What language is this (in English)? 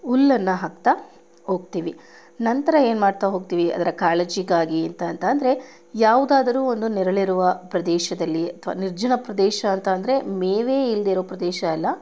Kannada